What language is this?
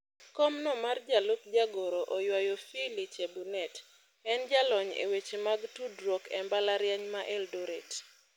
Luo (Kenya and Tanzania)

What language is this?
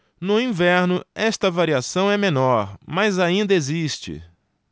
Portuguese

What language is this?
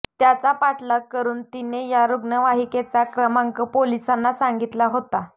Marathi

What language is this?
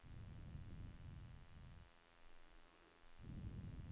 Norwegian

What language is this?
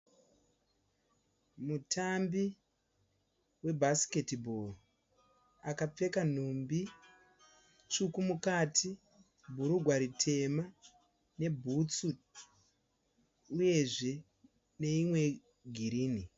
Shona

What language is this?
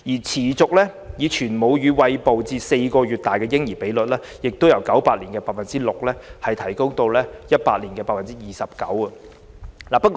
Cantonese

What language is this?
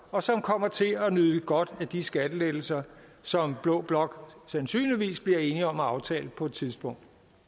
Danish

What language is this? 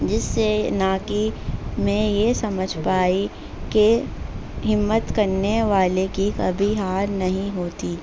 Urdu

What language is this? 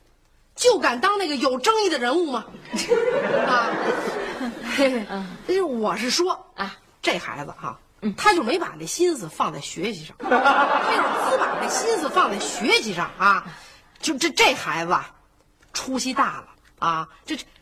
Chinese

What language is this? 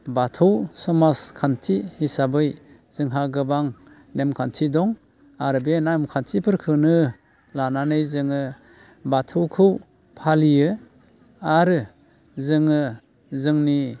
Bodo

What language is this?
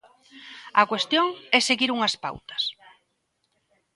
Galician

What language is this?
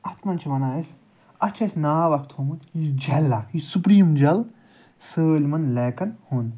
Kashmiri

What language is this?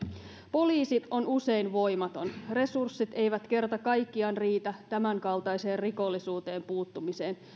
Finnish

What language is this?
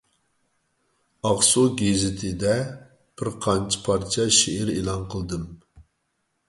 Uyghur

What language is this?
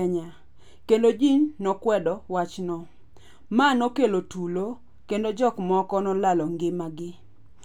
Luo (Kenya and Tanzania)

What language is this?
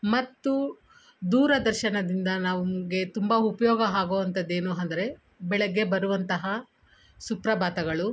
Kannada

